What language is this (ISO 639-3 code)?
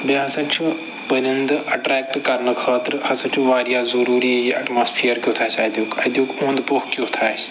kas